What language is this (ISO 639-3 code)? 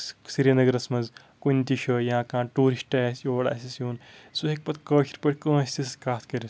kas